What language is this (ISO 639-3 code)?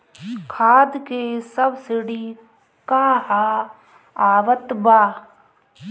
bho